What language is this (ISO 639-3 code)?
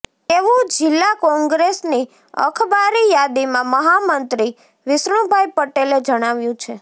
guj